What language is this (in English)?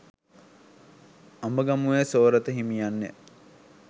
Sinhala